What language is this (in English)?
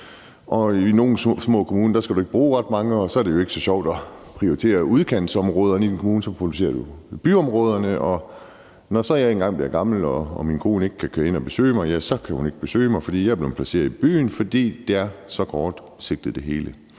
Danish